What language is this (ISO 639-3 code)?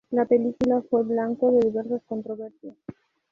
spa